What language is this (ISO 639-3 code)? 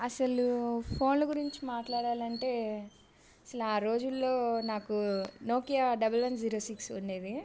tel